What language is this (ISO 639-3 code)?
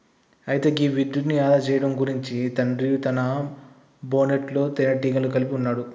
tel